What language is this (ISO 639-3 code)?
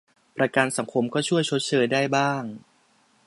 tha